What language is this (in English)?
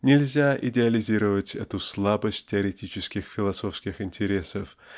Russian